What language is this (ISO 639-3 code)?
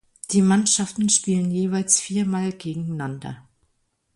deu